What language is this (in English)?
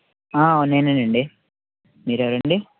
Telugu